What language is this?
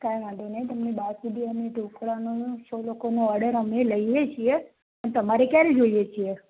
Gujarati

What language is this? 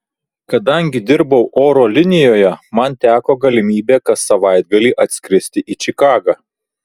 Lithuanian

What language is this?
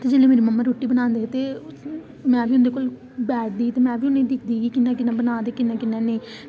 Dogri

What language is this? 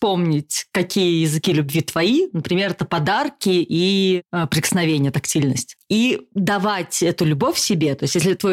Russian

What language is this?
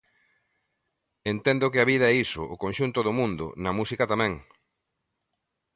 Galician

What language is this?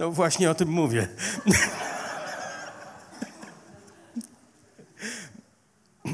Polish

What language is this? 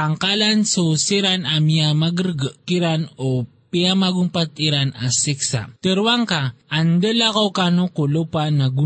Filipino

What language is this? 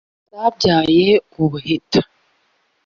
Kinyarwanda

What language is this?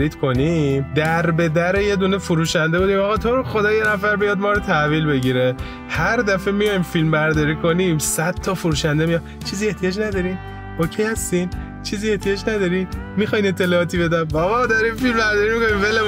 Persian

